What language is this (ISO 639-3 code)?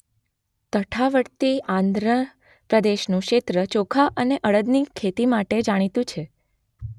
guj